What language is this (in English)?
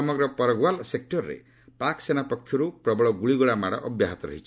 Odia